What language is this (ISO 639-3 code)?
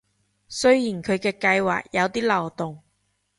yue